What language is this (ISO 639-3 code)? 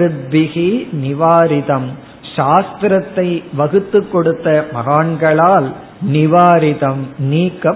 tam